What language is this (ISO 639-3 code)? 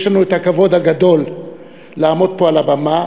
heb